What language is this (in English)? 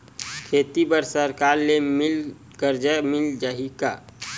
Chhattisgarhi